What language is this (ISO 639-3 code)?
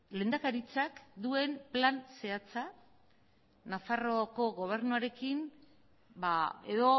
eus